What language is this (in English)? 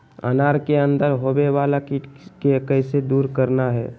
Magahi